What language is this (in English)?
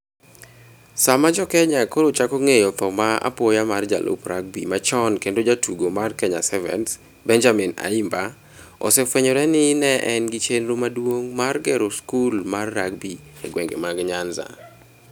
Luo (Kenya and Tanzania)